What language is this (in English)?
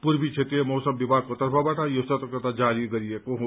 Nepali